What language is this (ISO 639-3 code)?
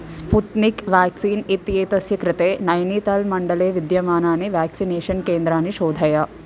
san